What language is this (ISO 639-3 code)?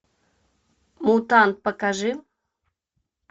rus